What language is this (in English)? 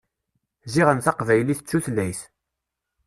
Kabyle